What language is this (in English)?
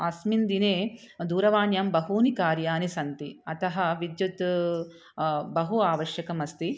Sanskrit